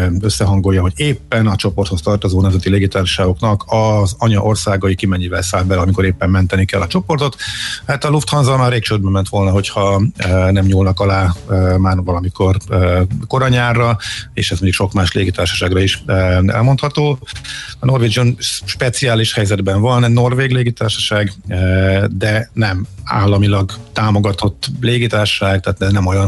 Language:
Hungarian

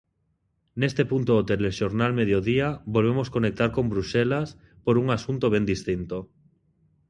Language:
Galician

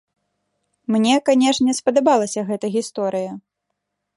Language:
Belarusian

